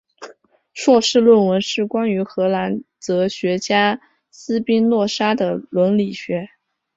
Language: Chinese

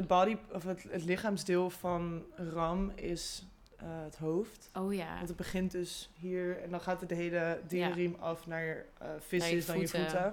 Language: Dutch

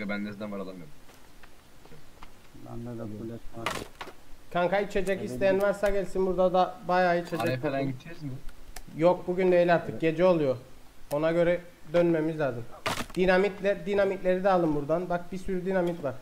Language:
Turkish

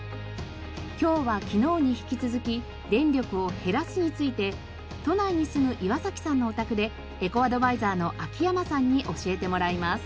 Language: Japanese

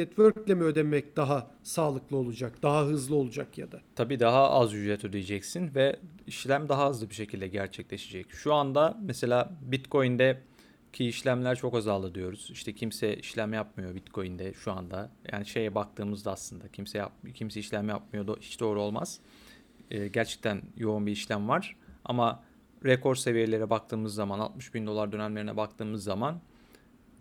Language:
Turkish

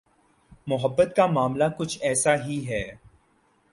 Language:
Urdu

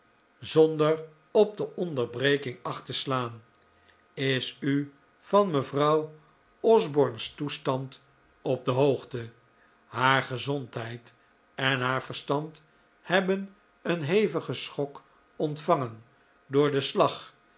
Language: Dutch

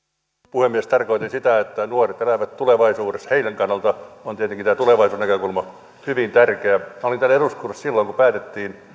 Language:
Finnish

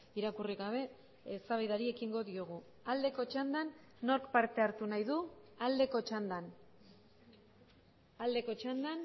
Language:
Basque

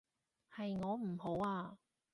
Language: Cantonese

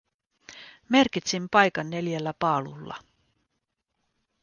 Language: Finnish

